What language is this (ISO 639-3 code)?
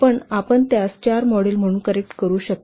mar